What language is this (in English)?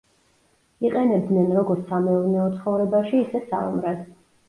Georgian